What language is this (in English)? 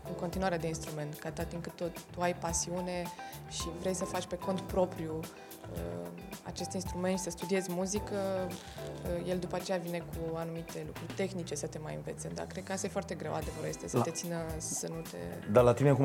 Romanian